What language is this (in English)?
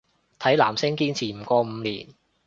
Cantonese